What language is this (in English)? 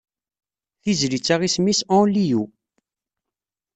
Kabyle